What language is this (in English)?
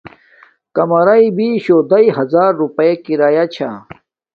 Domaaki